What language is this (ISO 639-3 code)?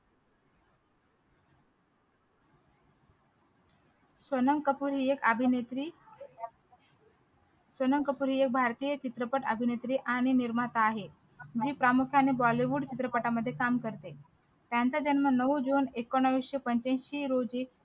mar